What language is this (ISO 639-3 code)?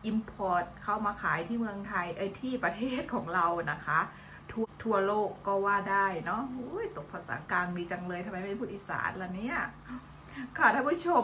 tha